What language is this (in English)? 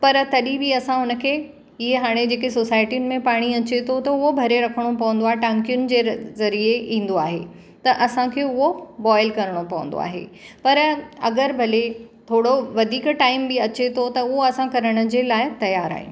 Sindhi